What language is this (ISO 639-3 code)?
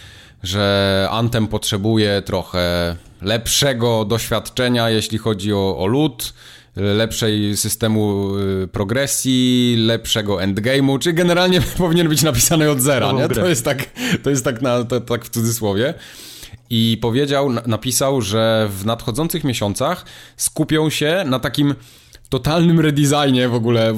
pol